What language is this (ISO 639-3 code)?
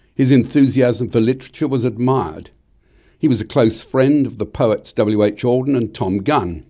eng